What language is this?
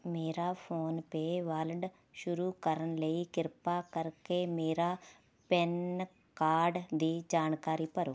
Punjabi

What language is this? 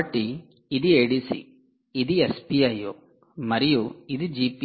Telugu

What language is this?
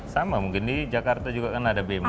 Indonesian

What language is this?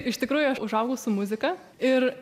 Lithuanian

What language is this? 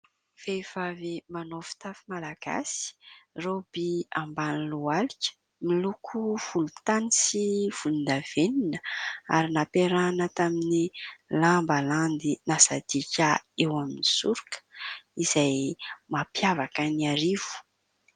Malagasy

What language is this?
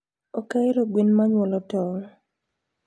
Luo (Kenya and Tanzania)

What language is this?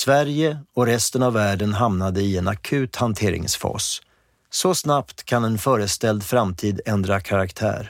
Swedish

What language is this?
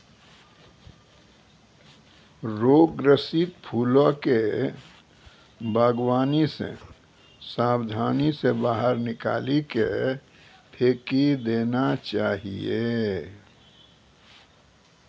Maithili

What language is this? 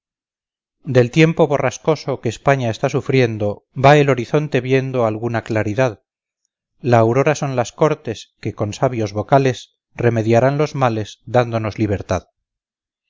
Spanish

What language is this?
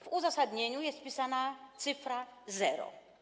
Polish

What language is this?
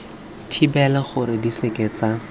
Tswana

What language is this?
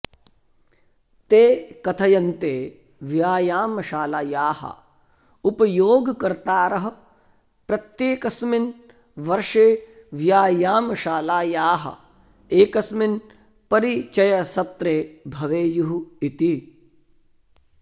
Sanskrit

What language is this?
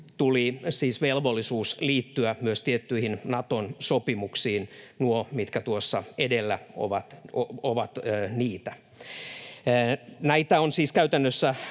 Finnish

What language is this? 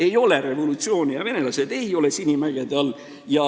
Estonian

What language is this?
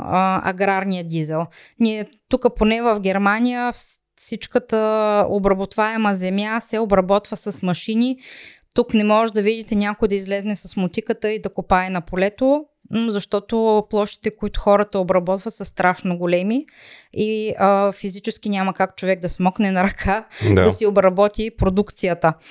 Bulgarian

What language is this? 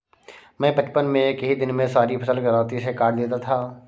Hindi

